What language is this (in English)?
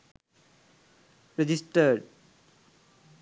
Sinhala